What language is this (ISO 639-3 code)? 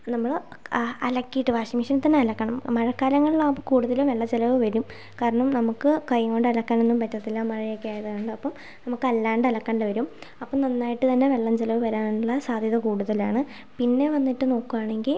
mal